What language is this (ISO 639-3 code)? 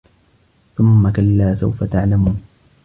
ara